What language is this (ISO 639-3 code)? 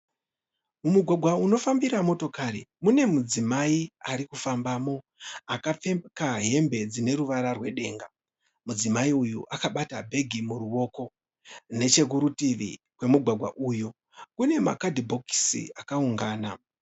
sna